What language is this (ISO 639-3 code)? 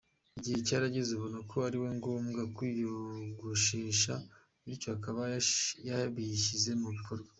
kin